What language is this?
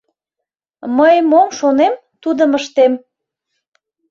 Mari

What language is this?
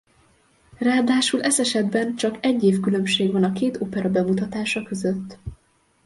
Hungarian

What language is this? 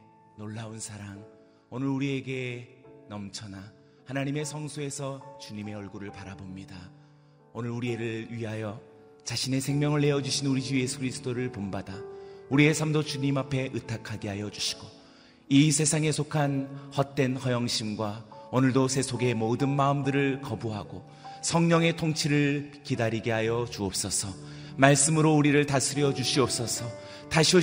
Korean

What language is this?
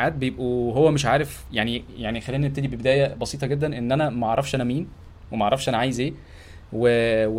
Arabic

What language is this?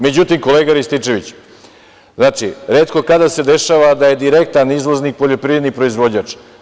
Serbian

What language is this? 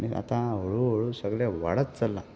Konkani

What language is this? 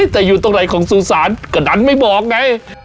Thai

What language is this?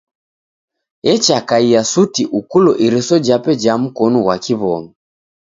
Taita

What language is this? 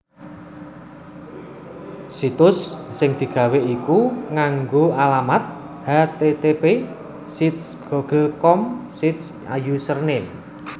Javanese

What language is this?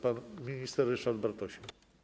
Polish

